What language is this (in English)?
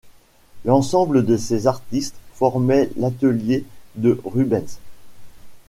French